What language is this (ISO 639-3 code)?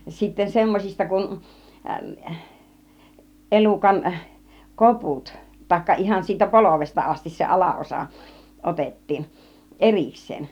fin